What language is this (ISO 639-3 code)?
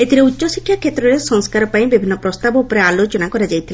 ori